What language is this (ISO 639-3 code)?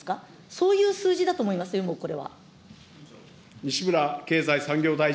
jpn